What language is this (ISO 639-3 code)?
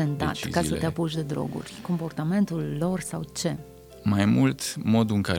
ron